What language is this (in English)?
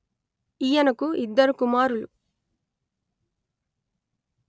Telugu